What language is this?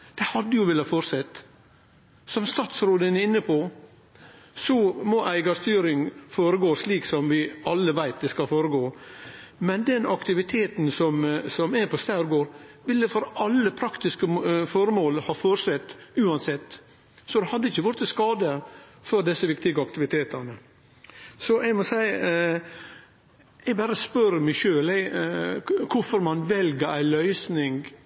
Norwegian Nynorsk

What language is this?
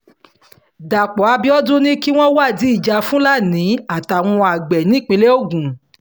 Yoruba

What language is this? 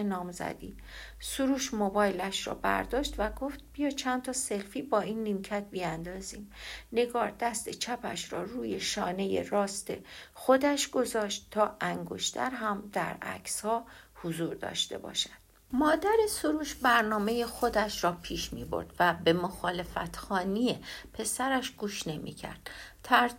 Persian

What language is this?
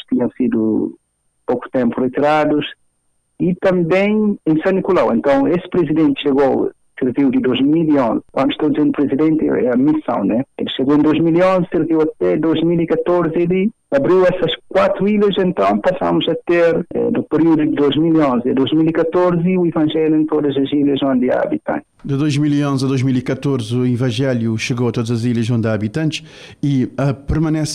Portuguese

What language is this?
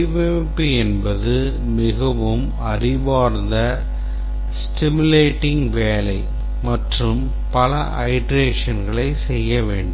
Tamil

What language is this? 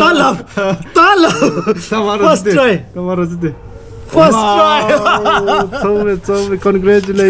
Romanian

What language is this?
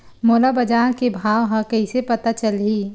Chhattisgarhi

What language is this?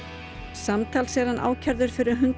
Icelandic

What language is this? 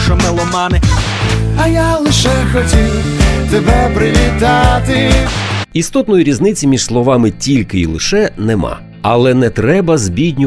Ukrainian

